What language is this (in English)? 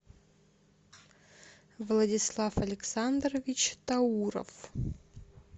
Russian